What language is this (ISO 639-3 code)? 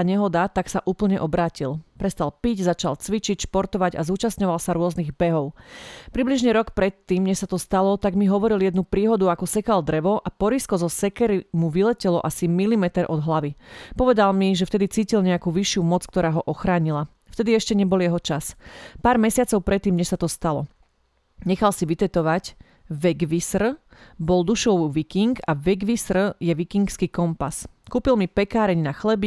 slk